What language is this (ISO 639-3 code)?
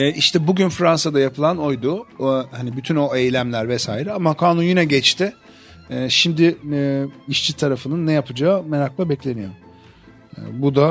tur